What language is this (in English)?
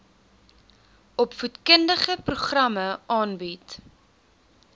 Afrikaans